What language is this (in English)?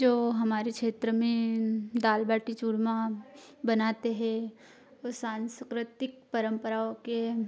Hindi